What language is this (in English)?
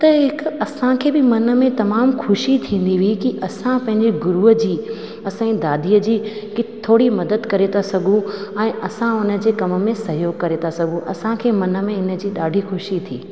Sindhi